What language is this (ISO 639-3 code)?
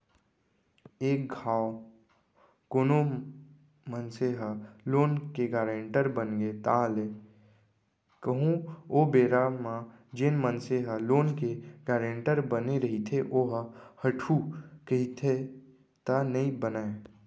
hne